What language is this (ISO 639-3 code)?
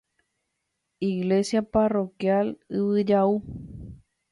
grn